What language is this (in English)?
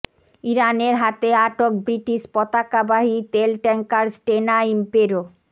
Bangla